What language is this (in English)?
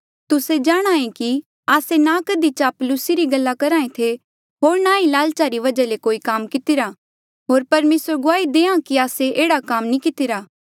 Mandeali